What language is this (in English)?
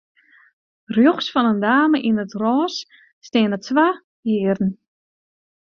Western Frisian